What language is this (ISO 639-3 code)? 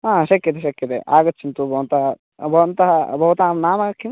san